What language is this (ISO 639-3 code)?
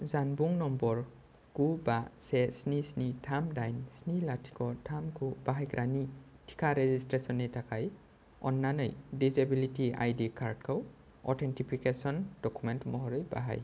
brx